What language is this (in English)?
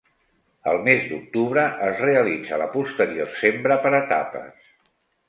Catalan